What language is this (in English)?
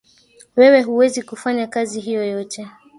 Swahili